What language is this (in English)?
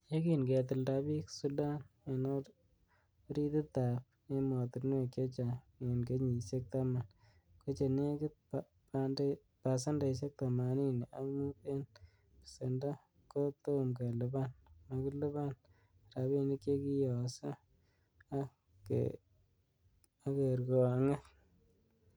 Kalenjin